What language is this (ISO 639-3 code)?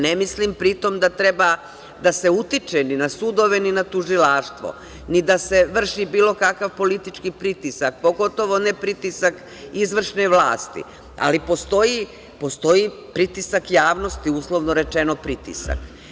srp